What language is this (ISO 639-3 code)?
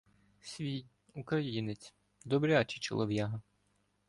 ukr